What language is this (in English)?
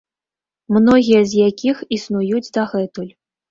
Belarusian